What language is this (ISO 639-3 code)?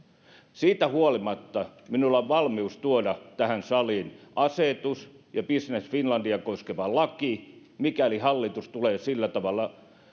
fin